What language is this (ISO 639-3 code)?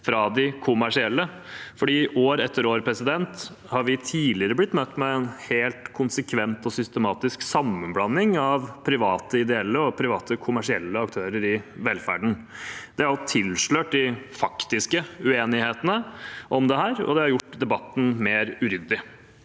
nor